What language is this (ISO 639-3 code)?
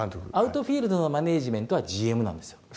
jpn